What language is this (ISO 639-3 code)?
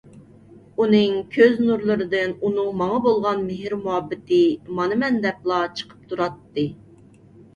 uig